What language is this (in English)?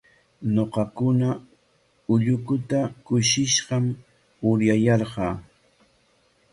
Corongo Ancash Quechua